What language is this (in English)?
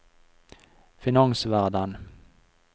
Norwegian